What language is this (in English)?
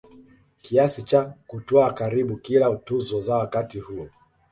Swahili